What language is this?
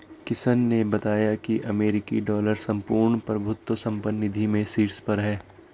Hindi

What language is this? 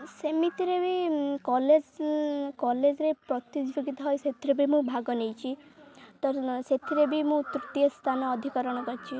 Odia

